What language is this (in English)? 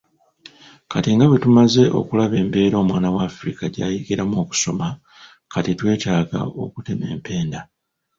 Ganda